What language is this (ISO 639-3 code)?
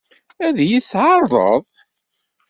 kab